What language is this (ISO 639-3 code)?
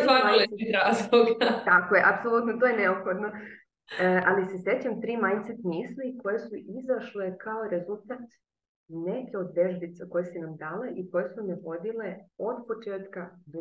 hrv